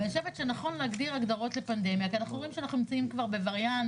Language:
Hebrew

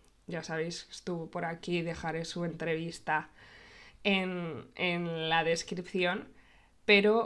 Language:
Spanish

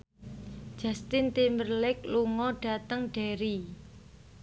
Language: Javanese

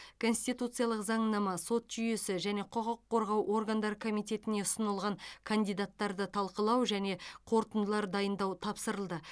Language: Kazakh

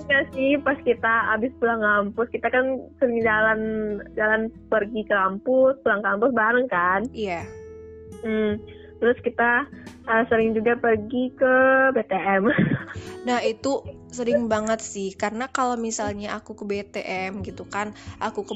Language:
Indonesian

